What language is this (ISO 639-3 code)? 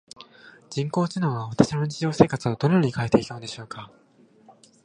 jpn